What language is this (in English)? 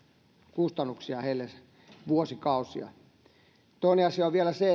Finnish